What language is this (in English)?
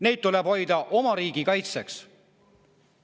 Estonian